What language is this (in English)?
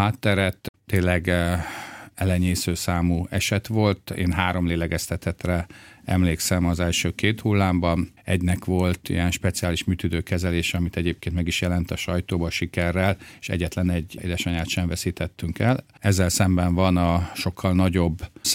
Hungarian